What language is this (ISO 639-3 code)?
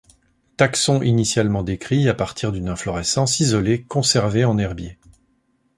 fra